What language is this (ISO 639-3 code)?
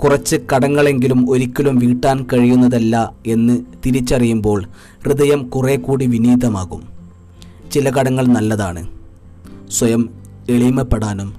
mal